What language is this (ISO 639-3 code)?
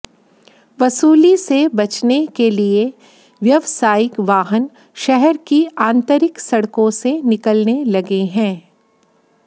hin